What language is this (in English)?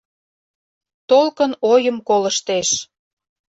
Mari